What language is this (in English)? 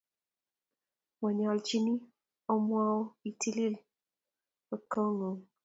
Kalenjin